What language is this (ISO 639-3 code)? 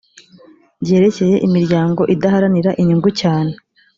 kin